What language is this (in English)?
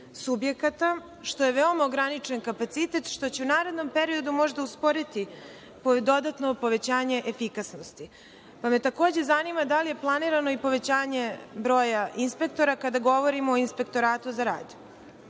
Serbian